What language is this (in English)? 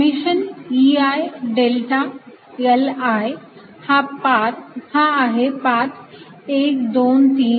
Marathi